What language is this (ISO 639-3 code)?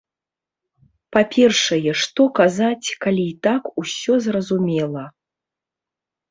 bel